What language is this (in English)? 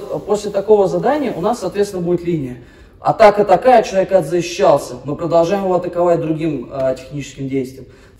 Russian